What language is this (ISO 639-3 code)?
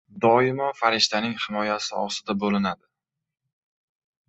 uzb